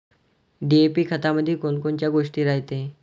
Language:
Marathi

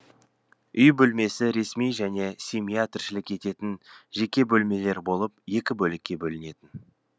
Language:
Kazakh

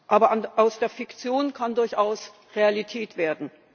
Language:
German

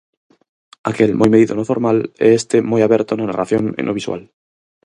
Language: Galician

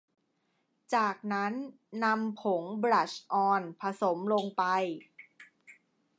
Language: Thai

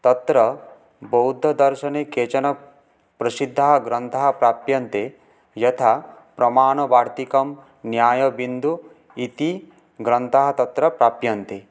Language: Sanskrit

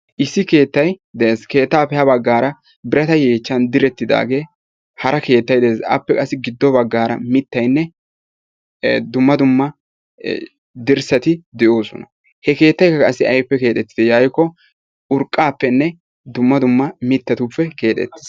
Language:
Wolaytta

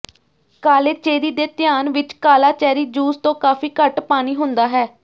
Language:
Punjabi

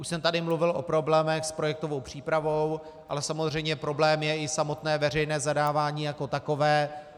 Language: Czech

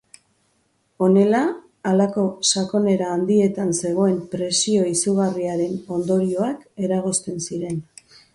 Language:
Basque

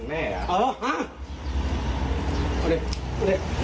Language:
Thai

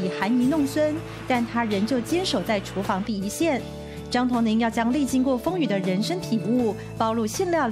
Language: Chinese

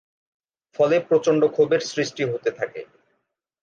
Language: Bangla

